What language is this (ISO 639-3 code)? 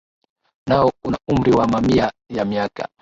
swa